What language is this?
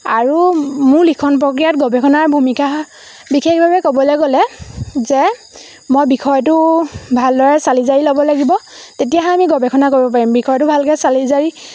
Assamese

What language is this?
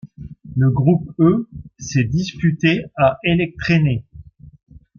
French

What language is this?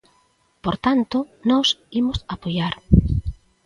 Galician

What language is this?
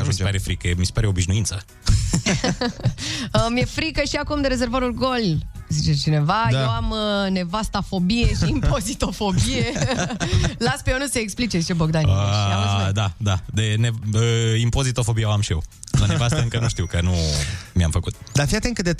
Romanian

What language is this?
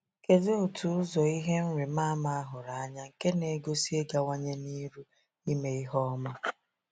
Igbo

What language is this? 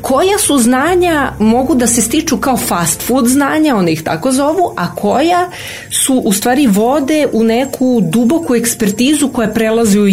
Croatian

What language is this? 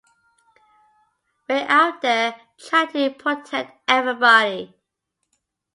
English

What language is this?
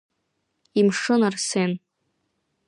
Abkhazian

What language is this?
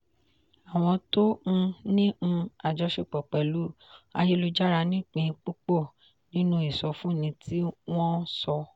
Yoruba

